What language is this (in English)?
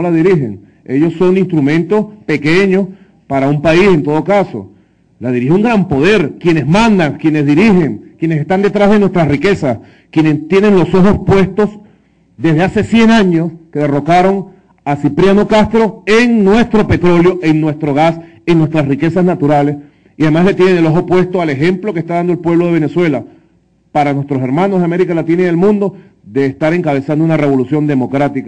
Spanish